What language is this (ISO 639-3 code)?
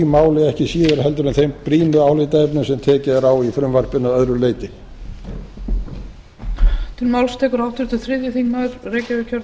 isl